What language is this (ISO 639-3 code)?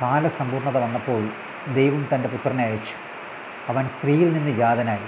mal